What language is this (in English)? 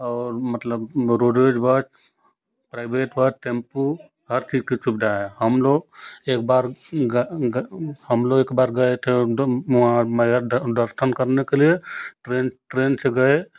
Hindi